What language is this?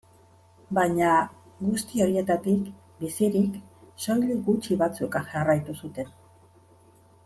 Basque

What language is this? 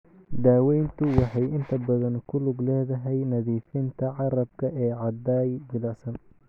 Somali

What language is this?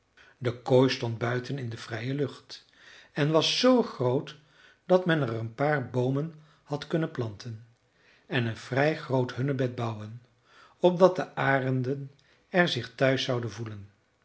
Dutch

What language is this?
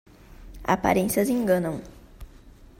Portuguese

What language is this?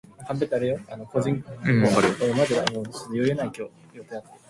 English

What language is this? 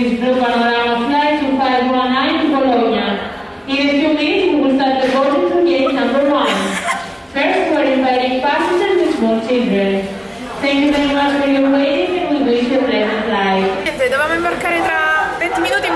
Italian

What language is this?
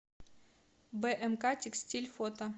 Russian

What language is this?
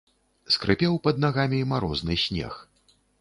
Belarusian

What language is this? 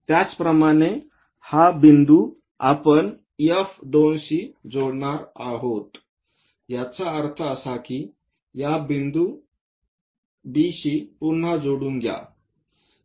Marathi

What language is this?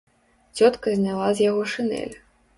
Belarusian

